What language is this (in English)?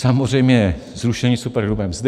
Czech